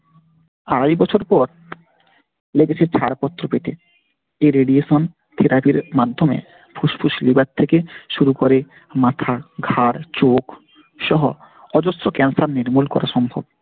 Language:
Bangla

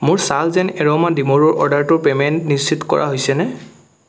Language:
Assamese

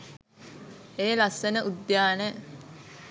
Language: Sinhala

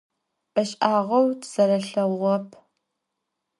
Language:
Adyghe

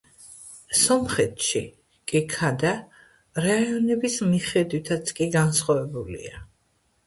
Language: Georgian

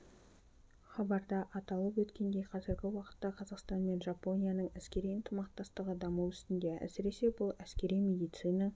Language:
Kazakh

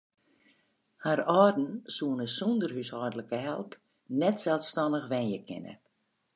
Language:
Western Frisian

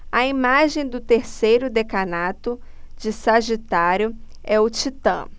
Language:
Portuguese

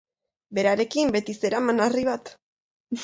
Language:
Basque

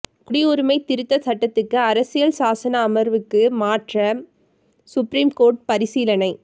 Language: Tamil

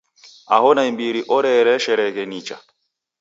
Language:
Taita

